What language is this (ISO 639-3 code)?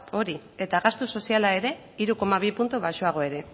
eus